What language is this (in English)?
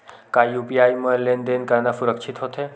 Chhattisgarhi